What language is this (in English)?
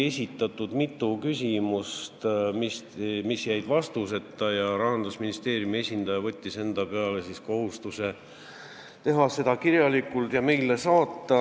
Estonian